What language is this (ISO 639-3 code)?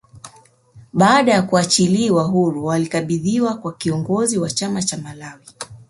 swa